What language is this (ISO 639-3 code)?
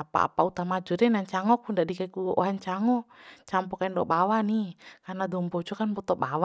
bhp